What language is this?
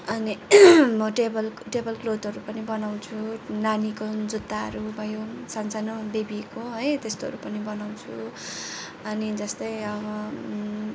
Nepali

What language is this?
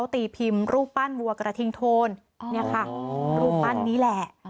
Thai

